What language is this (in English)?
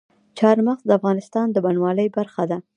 Pashto